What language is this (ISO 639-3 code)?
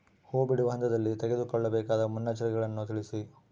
kan